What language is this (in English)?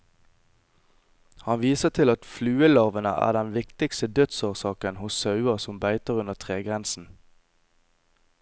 Norwegian